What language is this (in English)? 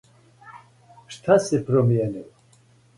Serbian